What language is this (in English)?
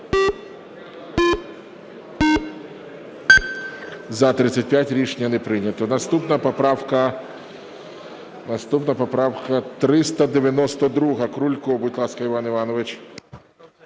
Ukrainian